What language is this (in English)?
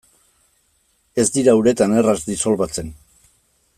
Basque